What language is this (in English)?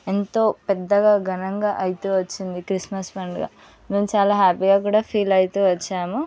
Telugu